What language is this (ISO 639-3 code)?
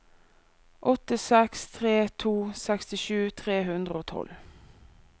nor